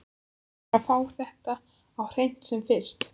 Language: Icelandic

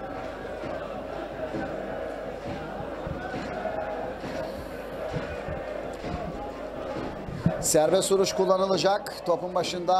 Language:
Turkish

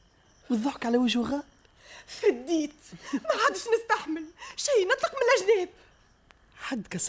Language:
Arabic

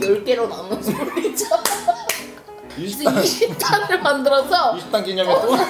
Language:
Korean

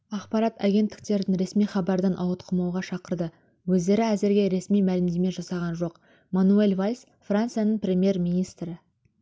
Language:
Kazakh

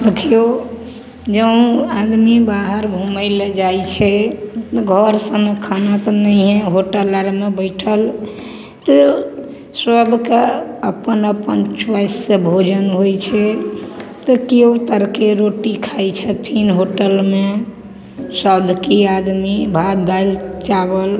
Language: Maithili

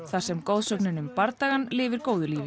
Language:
Icelandic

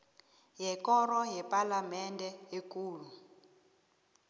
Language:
South Ndebele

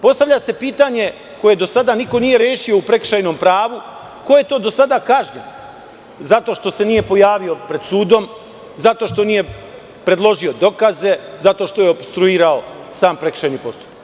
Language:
Serbian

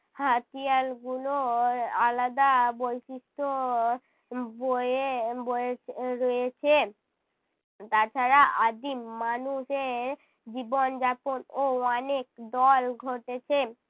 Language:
Bangla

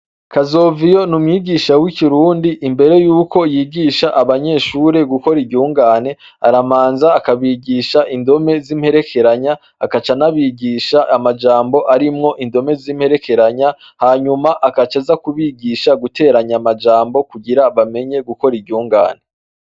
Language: Rundi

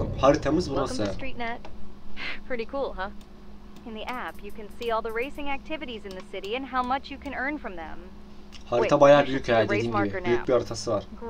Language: Turkish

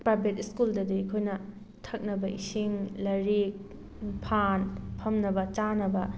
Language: Manipuri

